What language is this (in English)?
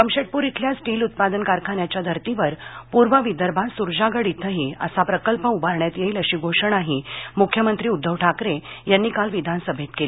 Marathi